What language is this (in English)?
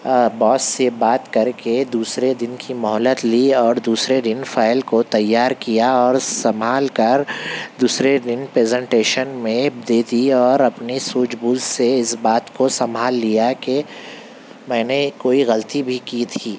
Urdu